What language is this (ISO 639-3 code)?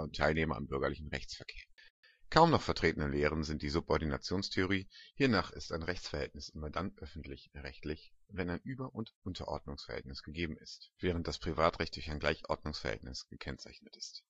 deu